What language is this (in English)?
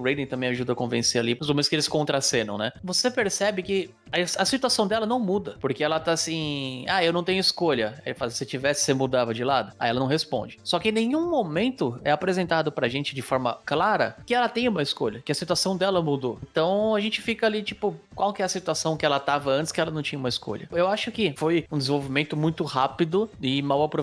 Portuguese